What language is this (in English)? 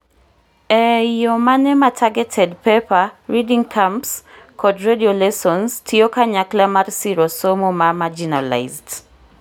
Luo (Kenya and Tanzania)